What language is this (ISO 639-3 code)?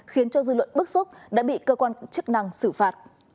vie